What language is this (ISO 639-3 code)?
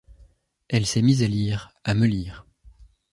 fra